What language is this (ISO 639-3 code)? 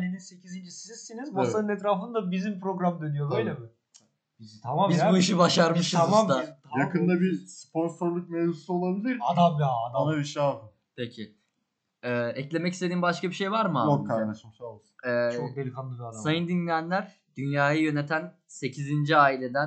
tur